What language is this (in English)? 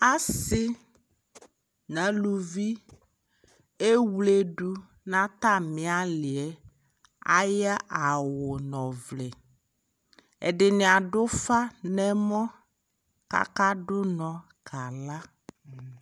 Ikposo